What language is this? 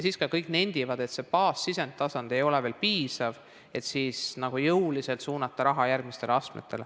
Estonian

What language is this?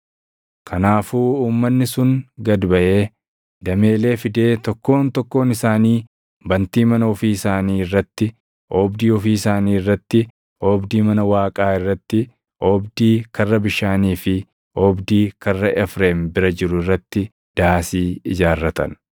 Oromo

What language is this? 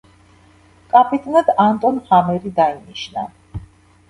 Georgian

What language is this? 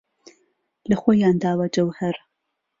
Central Kurdish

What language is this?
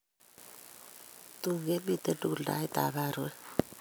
Kalenjin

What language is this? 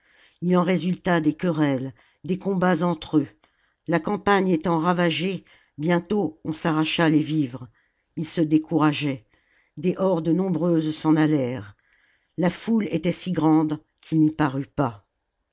French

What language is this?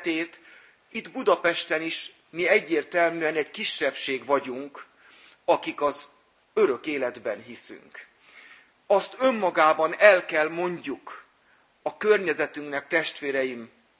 Hungarian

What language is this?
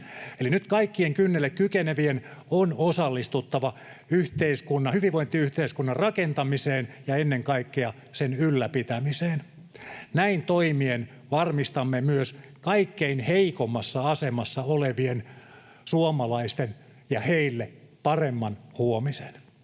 Finnish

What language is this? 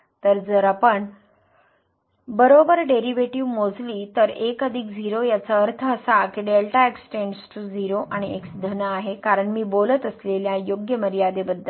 Marathi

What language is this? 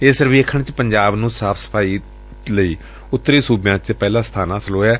Punjabi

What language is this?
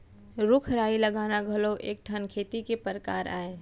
Chhattisgarhi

